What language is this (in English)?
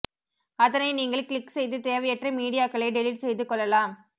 Tamil